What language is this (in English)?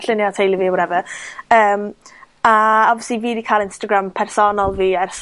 Welsh